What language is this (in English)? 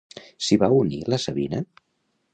Catalan